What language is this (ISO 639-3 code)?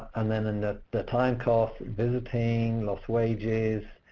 eng